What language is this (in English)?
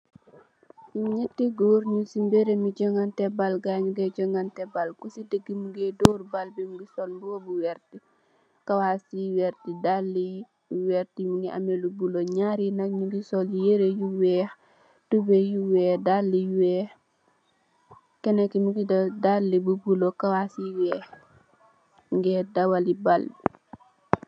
Wolof